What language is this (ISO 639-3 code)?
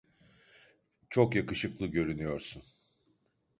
tur